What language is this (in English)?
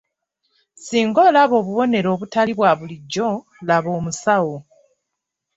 Ganda